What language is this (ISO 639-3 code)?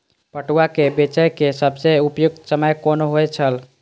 mai